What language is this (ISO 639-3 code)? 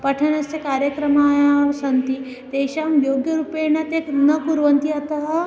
san